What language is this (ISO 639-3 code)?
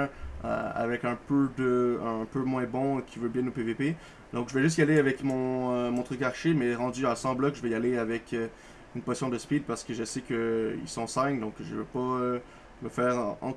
fra